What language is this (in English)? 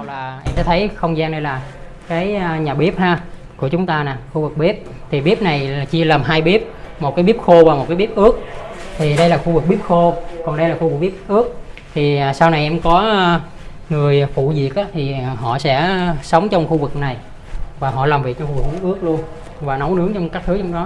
Vietnamese